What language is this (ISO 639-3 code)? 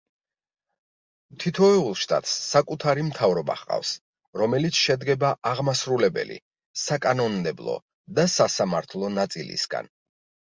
kat